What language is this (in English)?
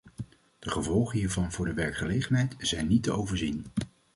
Dutch